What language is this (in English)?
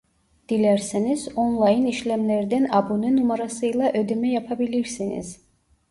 Turkish